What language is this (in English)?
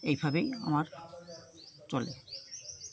Bangla